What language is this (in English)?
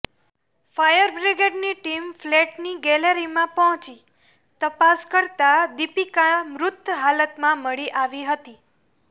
Gujarati